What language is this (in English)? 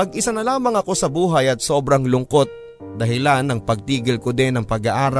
Filipino